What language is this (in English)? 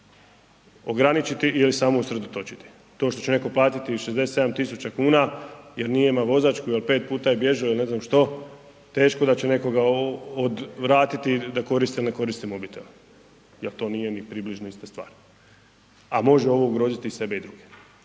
Croatian